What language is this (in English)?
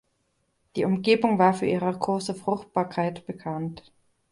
German